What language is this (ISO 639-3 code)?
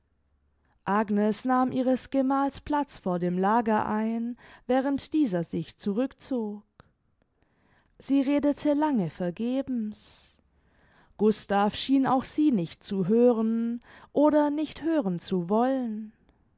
deu